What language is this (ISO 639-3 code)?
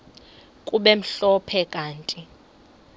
xho